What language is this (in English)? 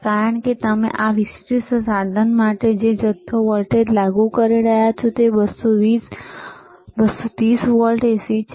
Gujarati